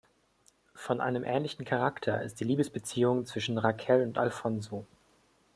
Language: German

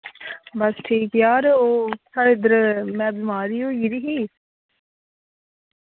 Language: Dogri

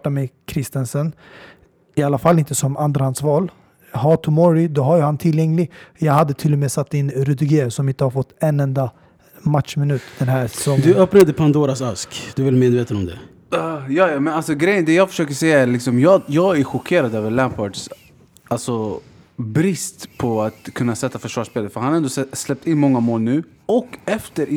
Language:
Swedish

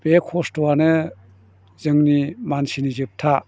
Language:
Bodo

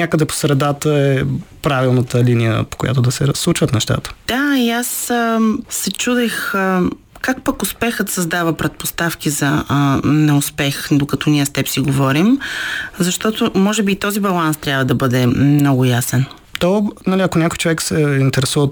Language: Bulgarian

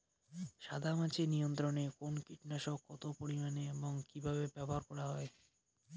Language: Bangla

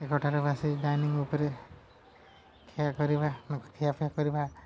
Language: Odia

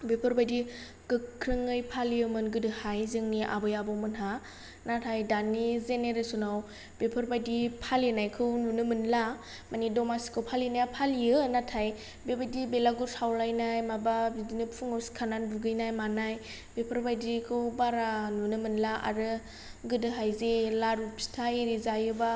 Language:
Bodo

